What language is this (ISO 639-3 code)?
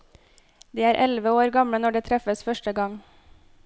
nor